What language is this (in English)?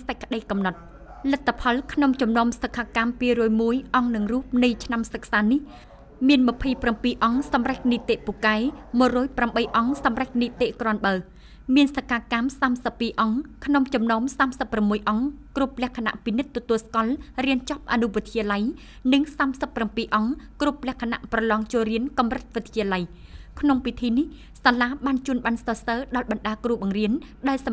Thai